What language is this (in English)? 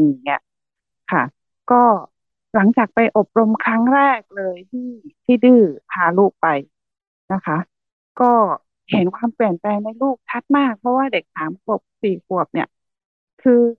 Thai